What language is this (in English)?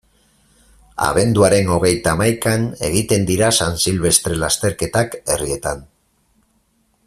Basque